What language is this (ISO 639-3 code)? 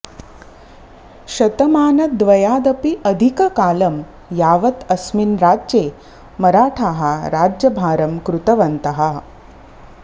san